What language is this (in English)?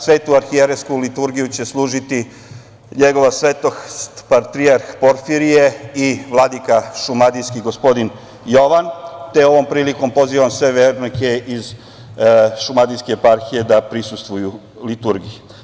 Serbian